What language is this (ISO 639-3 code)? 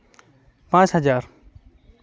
sat